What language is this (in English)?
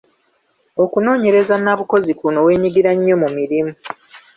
Ganda